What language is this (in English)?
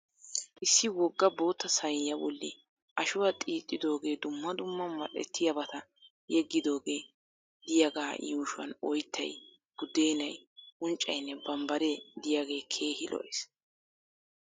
Wolaytta